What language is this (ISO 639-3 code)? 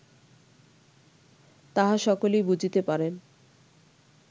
ben